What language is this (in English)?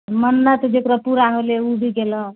Maithili